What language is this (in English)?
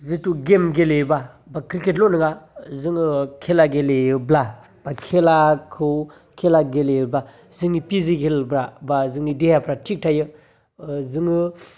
Bodo